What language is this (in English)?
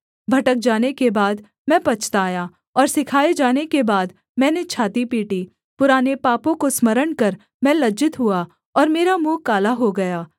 Hindi